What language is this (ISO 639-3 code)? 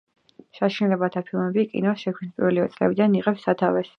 kat